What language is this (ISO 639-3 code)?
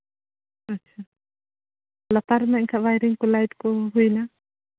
sat